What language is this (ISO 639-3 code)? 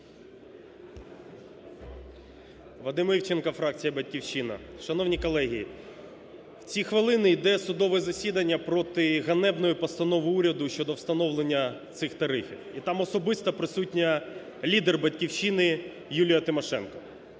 ukr